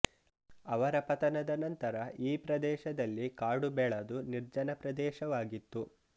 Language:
Kannada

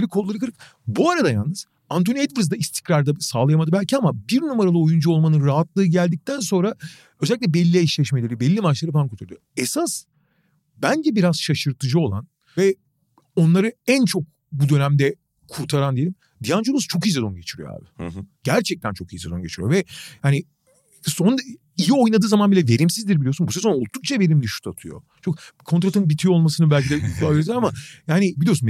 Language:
Turkish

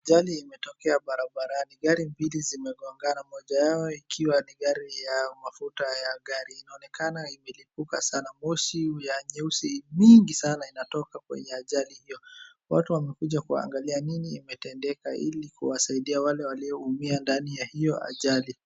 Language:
Swahili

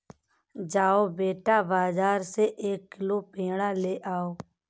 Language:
Hindi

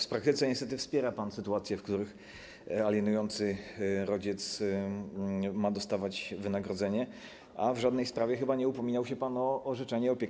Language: Polish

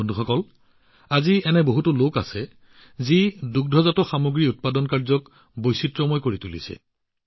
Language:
Assamese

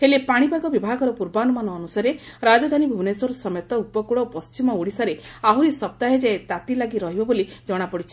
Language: Odia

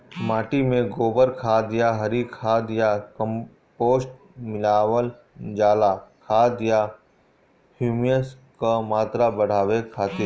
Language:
Bhojpuri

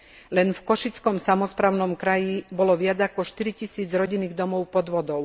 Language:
Slovak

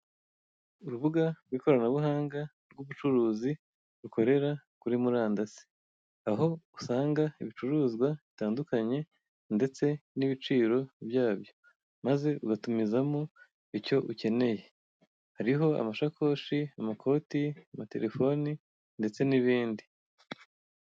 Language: Kinyarwanda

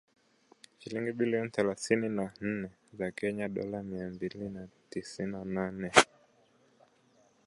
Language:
Swahili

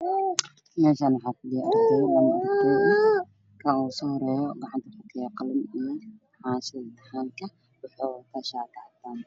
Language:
Somali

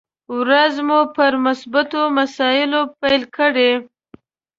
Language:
Pashto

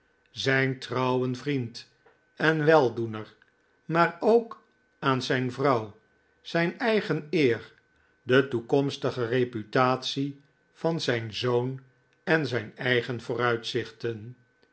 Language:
Dutch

